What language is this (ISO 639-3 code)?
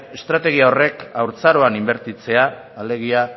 eus